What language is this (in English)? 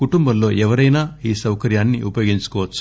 Telugu